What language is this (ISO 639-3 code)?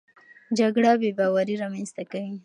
pus